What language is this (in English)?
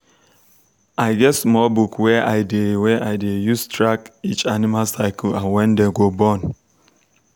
Nigerian Pidgin